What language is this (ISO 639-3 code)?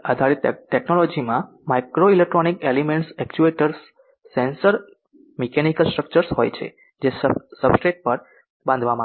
guj